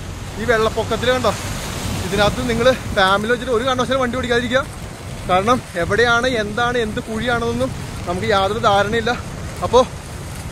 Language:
Malayalam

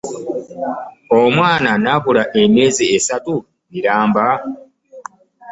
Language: Ganda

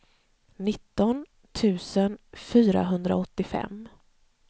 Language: Swedish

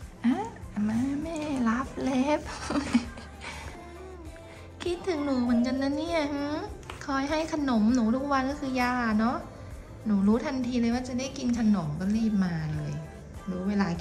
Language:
Thai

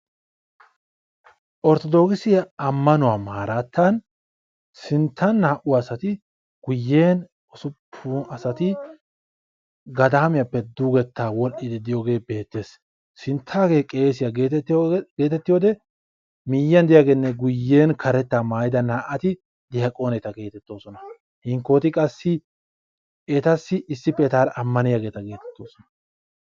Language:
Wolaytta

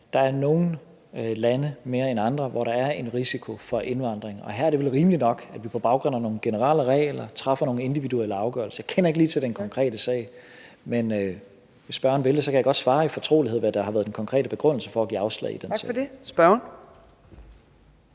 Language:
Danish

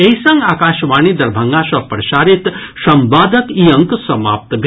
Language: Maithili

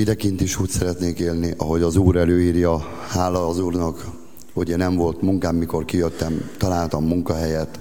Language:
Hungarian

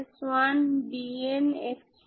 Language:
Bangla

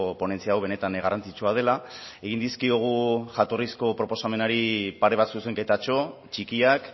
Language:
Basque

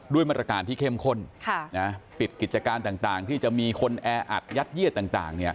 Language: Thai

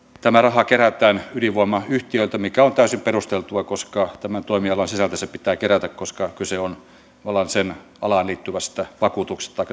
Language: Finnish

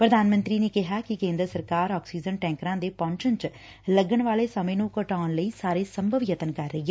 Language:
Punjabi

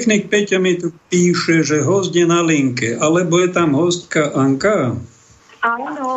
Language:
Slovak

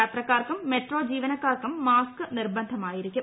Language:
Malayalam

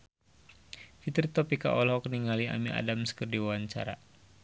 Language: Sundanese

